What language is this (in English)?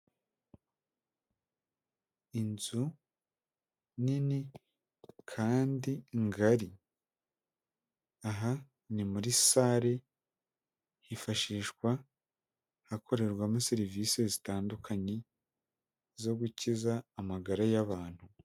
Kinyarwanda